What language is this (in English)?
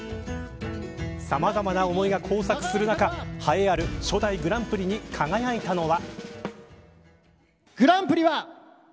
Japanese